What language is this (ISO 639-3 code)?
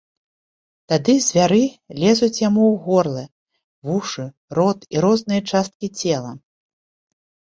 bel